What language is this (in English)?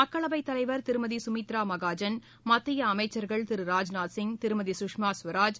Tamil